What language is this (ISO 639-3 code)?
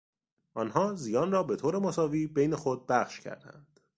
fas